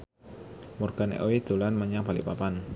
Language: Javanese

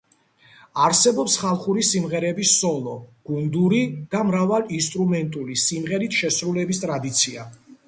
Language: Georgian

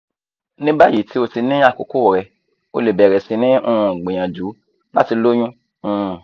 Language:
Yoruba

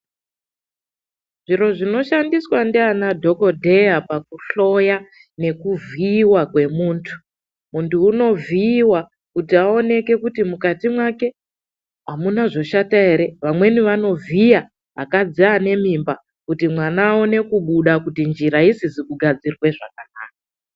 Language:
Ndau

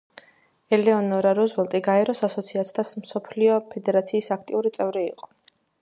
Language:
Georgian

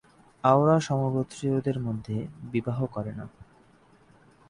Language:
Bangla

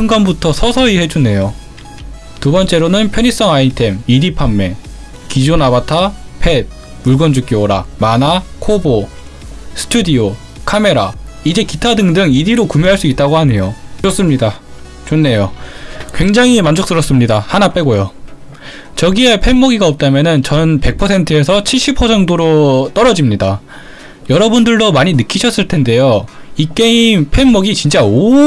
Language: Korean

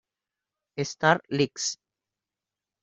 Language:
Spanish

